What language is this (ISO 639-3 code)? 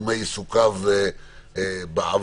heb